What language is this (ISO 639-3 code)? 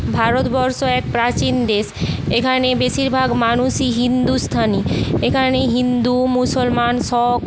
ben